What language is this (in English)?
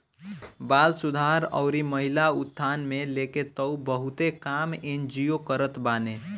Bhojpuri